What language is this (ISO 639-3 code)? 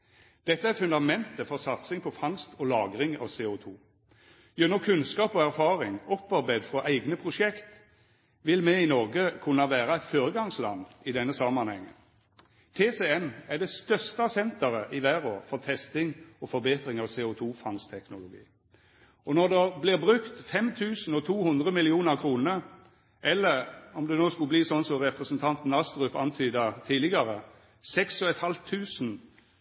nno